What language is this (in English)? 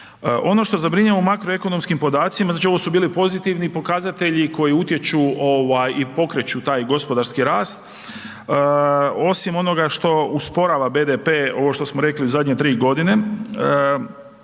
Croatian